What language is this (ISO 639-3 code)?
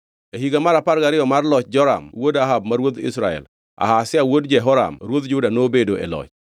luo